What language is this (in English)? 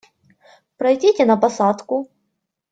Russian